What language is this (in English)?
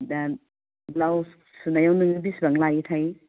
Bodo